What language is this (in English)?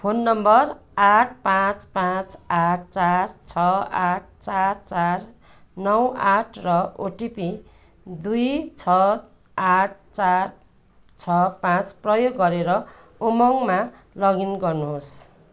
Nepali